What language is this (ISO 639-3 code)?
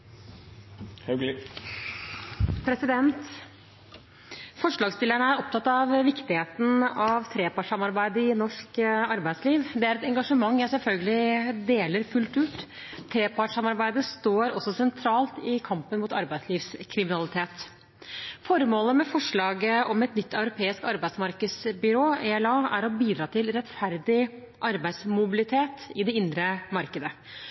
nor